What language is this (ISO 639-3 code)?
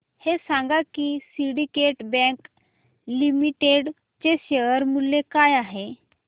mar